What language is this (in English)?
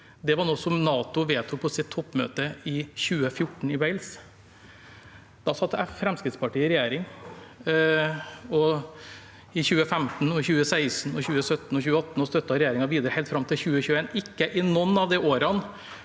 Norwegian